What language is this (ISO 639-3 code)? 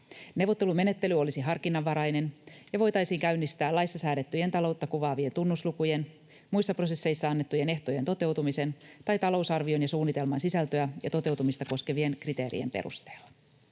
fin